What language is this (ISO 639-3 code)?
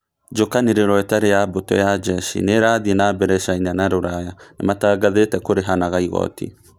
kik